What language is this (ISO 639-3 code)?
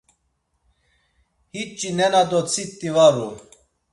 lzz